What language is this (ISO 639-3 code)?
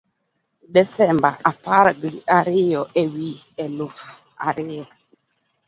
luo